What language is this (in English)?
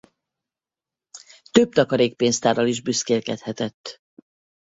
Hungarian